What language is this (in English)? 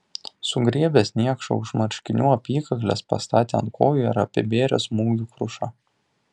Lithuanian